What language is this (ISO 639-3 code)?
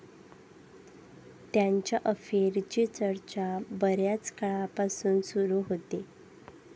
mar